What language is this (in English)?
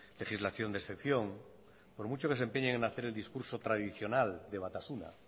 Spanish